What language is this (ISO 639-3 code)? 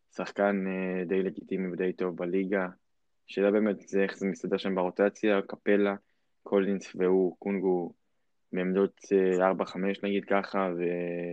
heb